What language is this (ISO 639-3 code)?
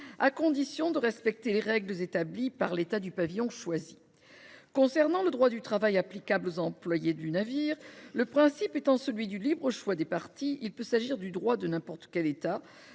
fra